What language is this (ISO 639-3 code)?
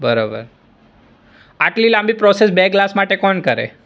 guj